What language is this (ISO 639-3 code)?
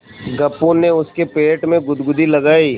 hin